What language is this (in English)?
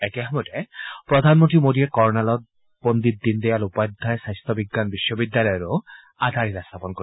Assamese